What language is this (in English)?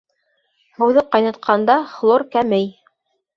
Bashkir